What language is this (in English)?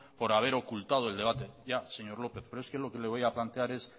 Spanish